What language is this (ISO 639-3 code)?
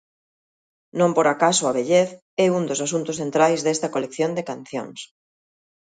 glg